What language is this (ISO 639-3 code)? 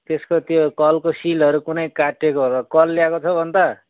nep